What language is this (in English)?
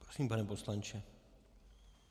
Czech